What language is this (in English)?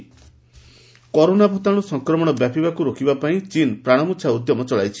Odia